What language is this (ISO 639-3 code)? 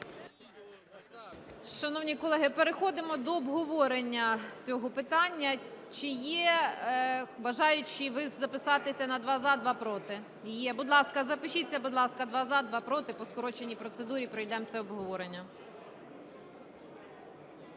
ukr